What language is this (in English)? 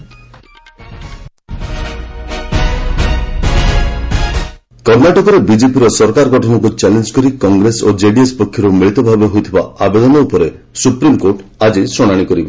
Odia